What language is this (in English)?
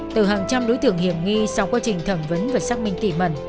Vietnamese